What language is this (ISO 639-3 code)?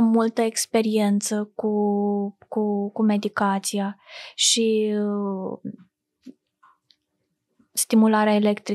ron